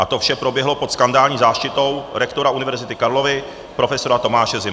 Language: Czech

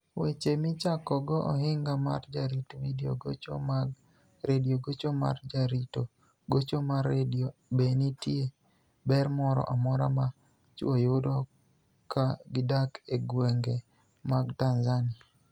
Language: Luo (Kenya and Tanzania)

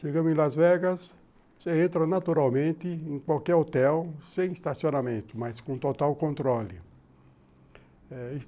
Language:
Portuguese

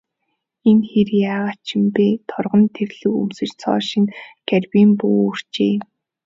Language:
Mongolian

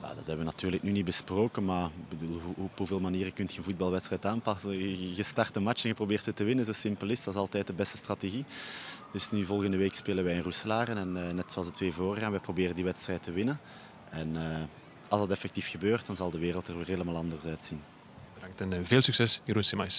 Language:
Dutch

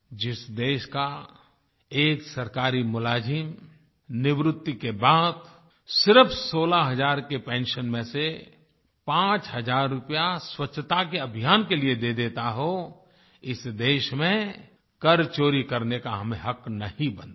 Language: Hindi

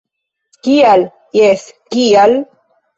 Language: Esperanto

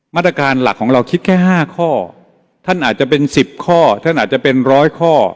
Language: Thai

